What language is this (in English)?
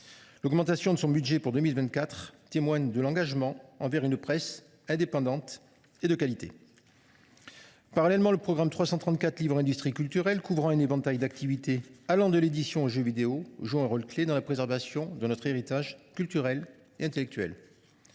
French